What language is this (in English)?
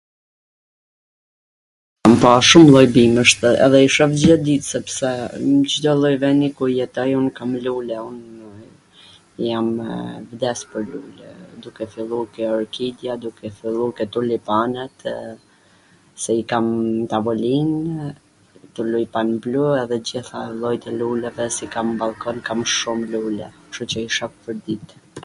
Gheg Albanian